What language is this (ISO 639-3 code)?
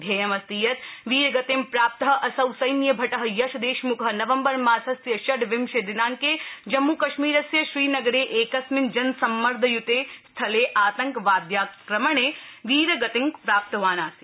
san